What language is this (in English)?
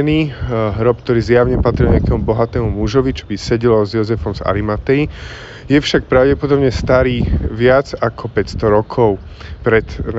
Slovak